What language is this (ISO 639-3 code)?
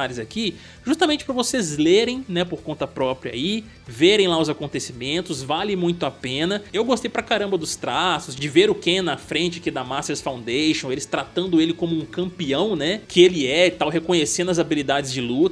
por